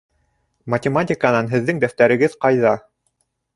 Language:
Bashkir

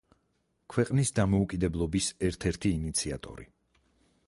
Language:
Georgian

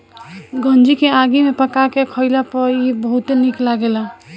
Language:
Bhojpuri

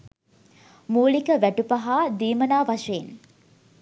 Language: Sinhala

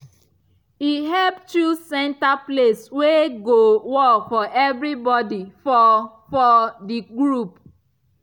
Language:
Nigerian Pidgin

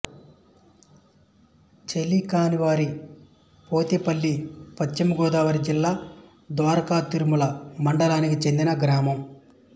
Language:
Telugu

